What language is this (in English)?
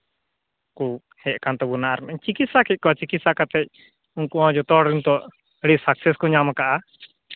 Santali